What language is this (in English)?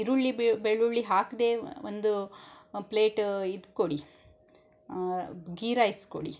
Kannada